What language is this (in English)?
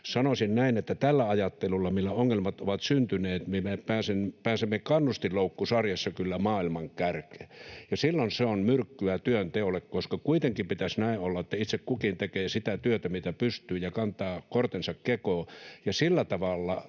Finnish